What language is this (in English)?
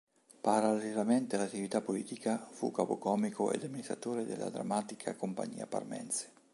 Italian